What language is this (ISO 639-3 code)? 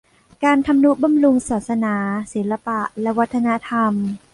tha